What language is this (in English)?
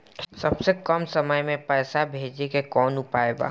Bhojpuri